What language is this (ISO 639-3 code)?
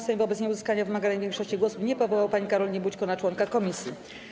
pol